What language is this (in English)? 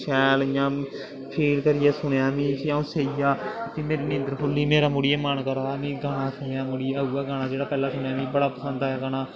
Dogri